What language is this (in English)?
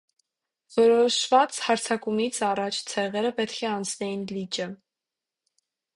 Armenian